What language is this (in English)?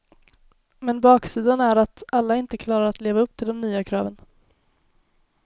Swedish